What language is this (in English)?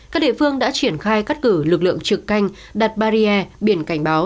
Vietnamese